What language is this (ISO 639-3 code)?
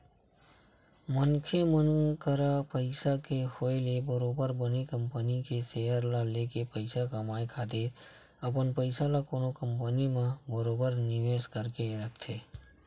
hne